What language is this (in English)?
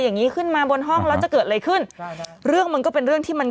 Thai